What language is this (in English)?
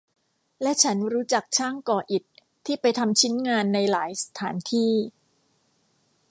Thai